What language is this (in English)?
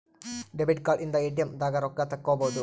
Kannada